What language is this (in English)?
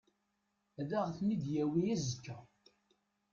Kabyle